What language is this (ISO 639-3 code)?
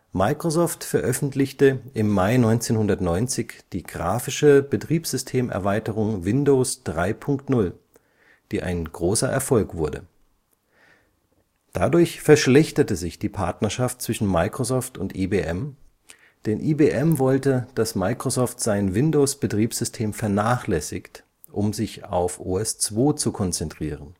deu